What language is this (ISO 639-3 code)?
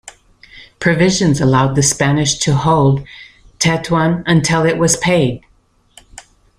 eng